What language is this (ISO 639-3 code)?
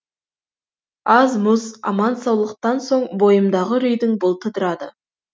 kaz